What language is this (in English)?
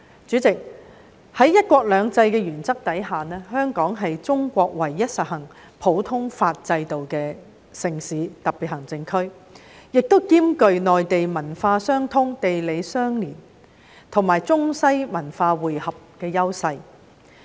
Cantonese